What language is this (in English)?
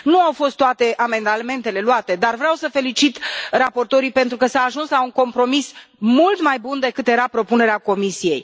Romanian